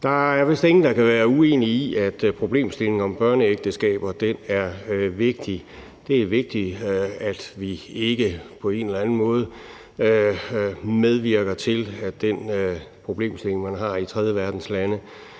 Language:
Danish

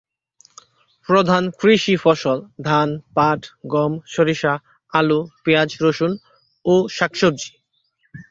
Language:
Bangla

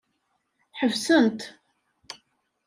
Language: Kabyle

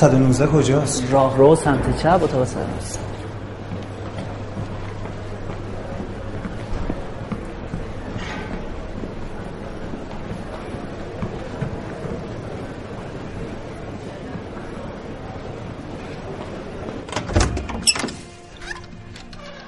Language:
Persian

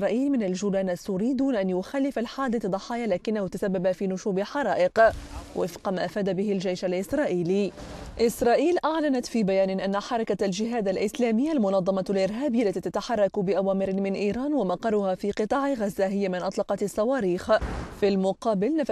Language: Arabic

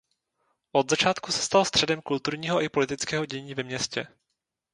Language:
Czech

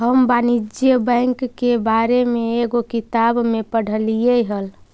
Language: Magahi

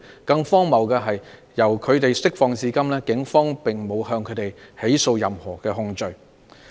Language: Cantonese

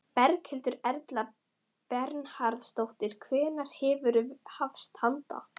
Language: Icelandic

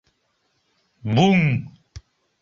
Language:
Mari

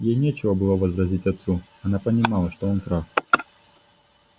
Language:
Russian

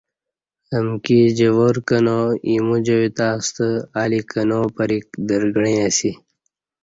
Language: Kati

